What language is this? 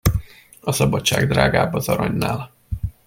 Hungarian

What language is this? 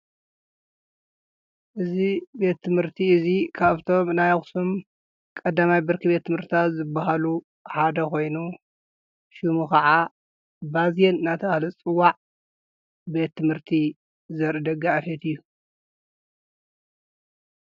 Tigrinya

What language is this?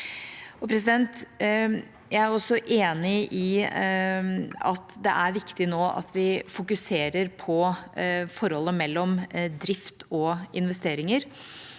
Norwegian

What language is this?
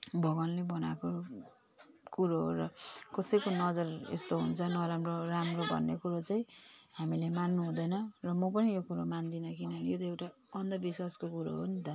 Nepali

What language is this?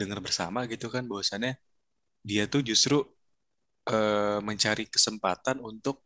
Indonesian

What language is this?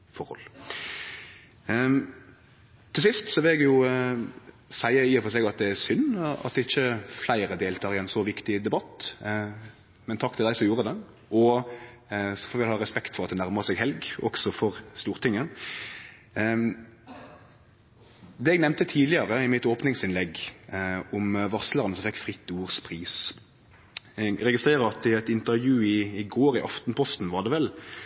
Norwegian Nynorsk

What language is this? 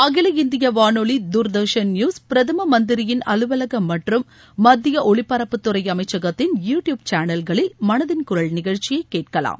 Tamil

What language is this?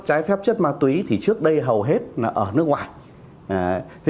Vietnamese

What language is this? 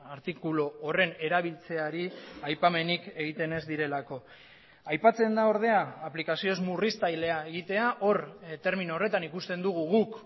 Basque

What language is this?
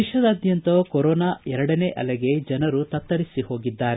Kannada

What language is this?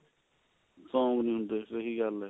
Punjabi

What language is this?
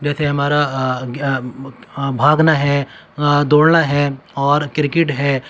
Urdu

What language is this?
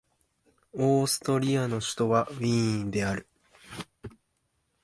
Japanese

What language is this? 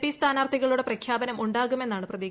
Malayalam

